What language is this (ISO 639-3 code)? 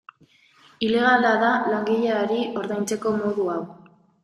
eus